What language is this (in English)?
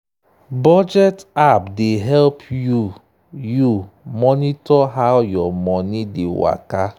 Nigerian Pidgin